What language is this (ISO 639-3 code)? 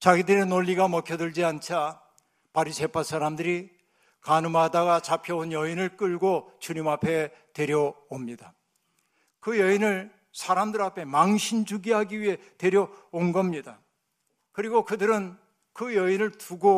kor